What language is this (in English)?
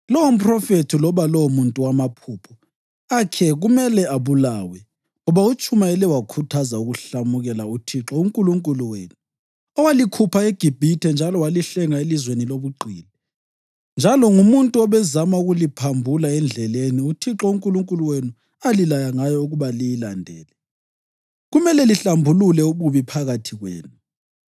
North Ndebele